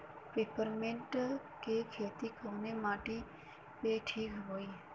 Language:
Bhojpuri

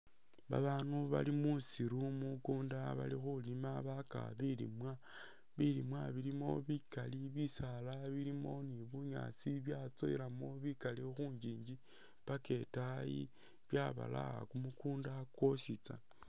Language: Masaaba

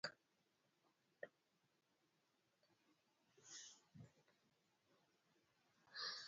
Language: Luo (Kenya and Tanzania)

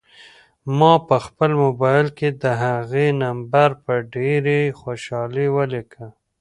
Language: Pashto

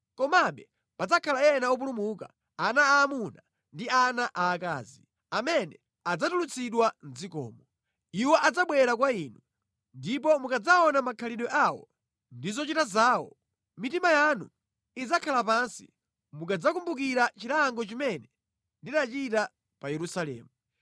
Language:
Nyanja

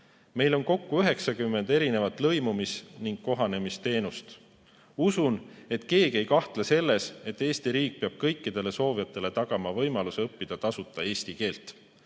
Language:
Estonian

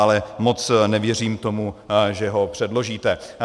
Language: Czech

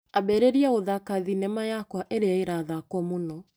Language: Kikuyu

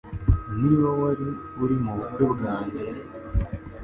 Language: Kinyarwanda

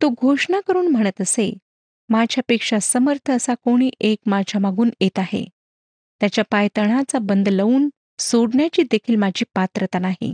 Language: Marathi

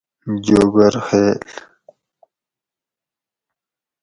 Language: Gawri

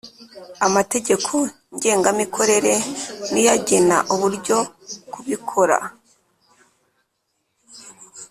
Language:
Kinyarwanda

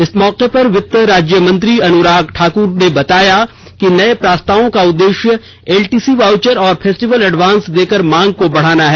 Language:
Hindi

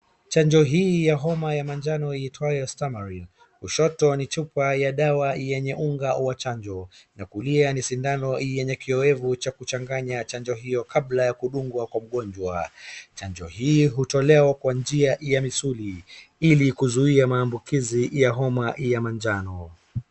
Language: Swahili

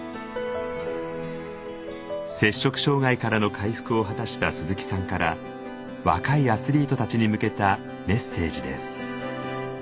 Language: Japanese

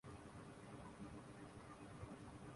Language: Urdu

